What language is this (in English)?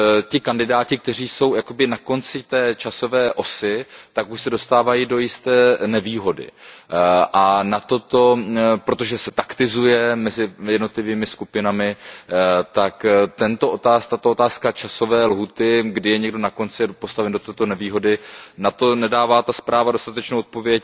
Czech